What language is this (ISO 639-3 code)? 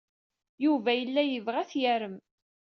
kab